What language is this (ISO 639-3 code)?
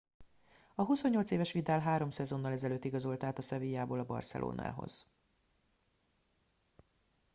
hun